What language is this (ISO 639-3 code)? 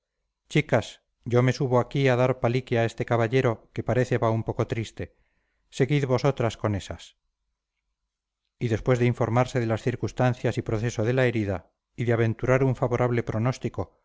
spa